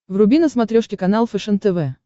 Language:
Russian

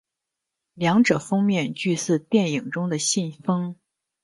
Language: Chinese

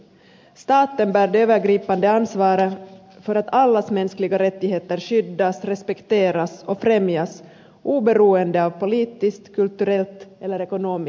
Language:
Finnish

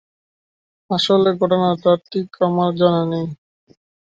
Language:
Bangla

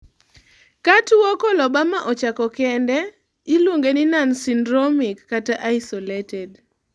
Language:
Luo (Kenya and Tanzania)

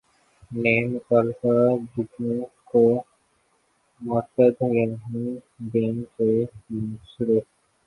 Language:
Urdu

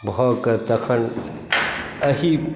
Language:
Maithili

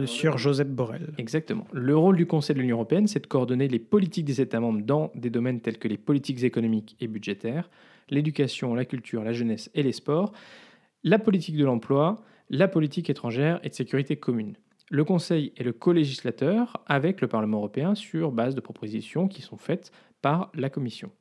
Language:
French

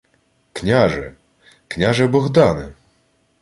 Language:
Ukrainian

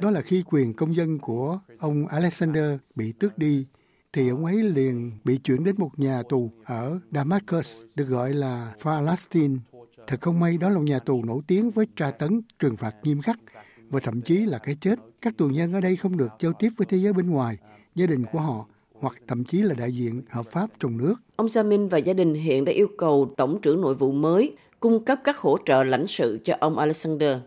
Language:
Vietnamese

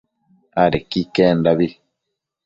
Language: Matsés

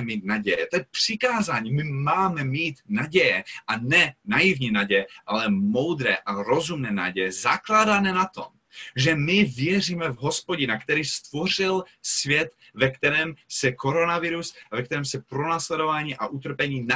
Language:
Czech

